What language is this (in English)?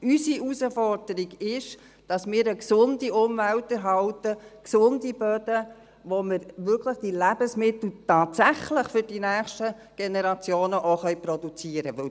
Swiss German